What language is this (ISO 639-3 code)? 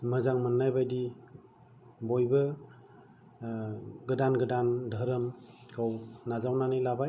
brx